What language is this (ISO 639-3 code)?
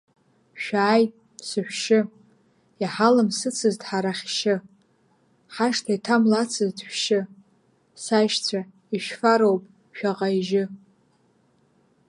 abk